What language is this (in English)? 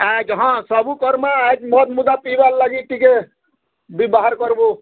Odia